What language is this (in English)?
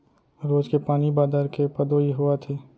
Chhattisgarhi